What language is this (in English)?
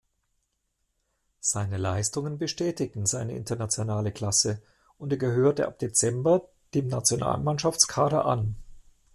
German